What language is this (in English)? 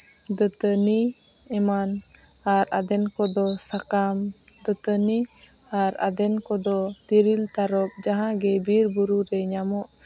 Santali